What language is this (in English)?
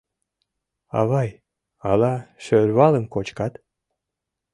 Mari